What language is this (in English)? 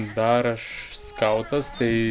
Lithuanian